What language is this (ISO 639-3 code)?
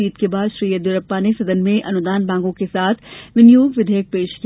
hin